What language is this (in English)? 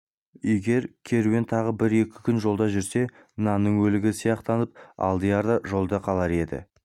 Kazakh